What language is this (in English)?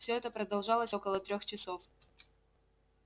Russian